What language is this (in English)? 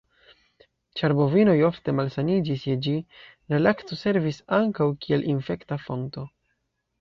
Esperanto